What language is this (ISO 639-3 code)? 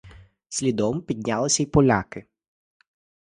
ukr